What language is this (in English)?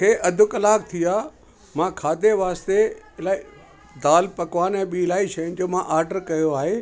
Sindhi